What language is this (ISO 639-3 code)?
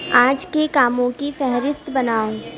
urd